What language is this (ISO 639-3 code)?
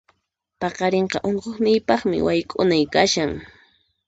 qxp